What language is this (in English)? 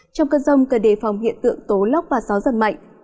Vietnamese